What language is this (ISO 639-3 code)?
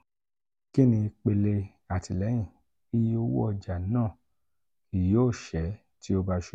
yor